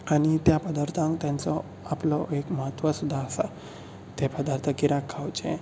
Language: Konkani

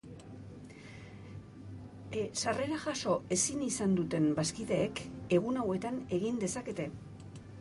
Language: Basque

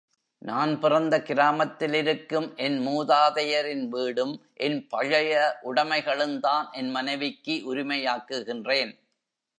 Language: Tamil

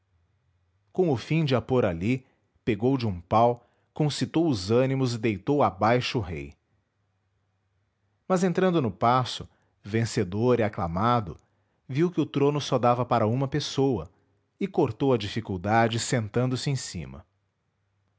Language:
Portuguese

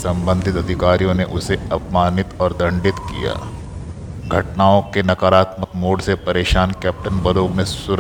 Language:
Hindi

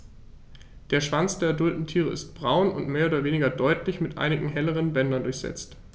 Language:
German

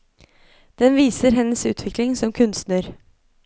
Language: Norwegian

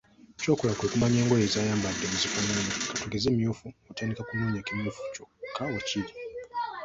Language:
Ganda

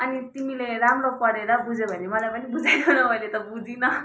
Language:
Nepali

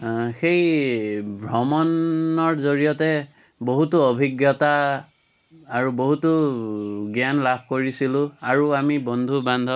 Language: Assamese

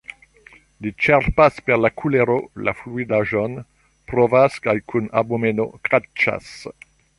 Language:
Esperanto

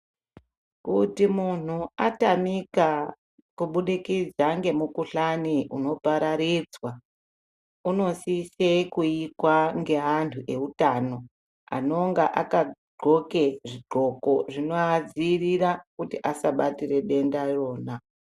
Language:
Ndau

